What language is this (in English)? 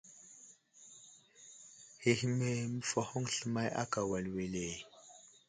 Wuzlam